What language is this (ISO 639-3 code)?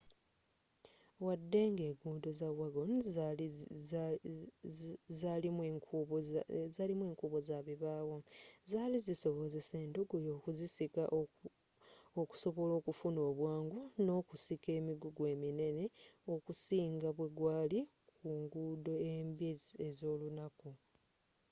lug